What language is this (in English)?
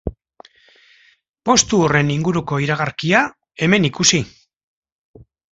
Basque